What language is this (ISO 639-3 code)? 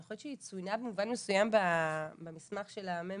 heb